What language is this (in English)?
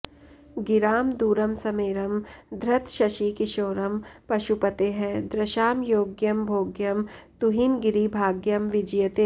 Sanskrit